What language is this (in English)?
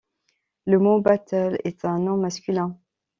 French